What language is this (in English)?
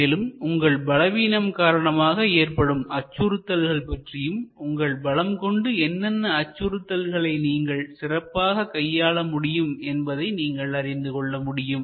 Tamil